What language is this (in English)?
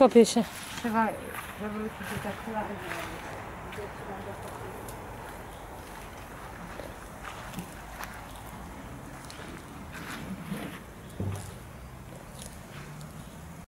Polish